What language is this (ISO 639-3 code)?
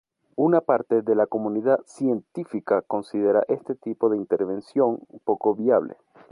spa